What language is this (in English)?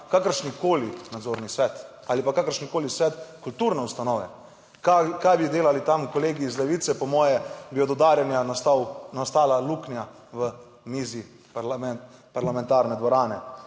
Slovenian